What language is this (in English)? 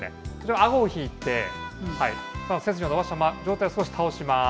Japanese